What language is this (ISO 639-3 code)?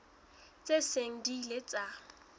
sot